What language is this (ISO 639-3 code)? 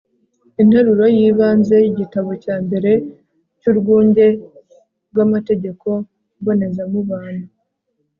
kin